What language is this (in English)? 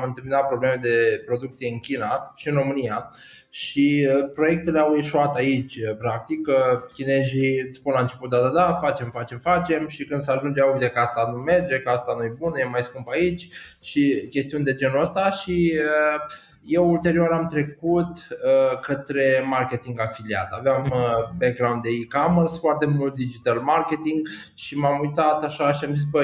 Romanian